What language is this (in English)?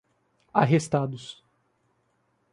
Portuguese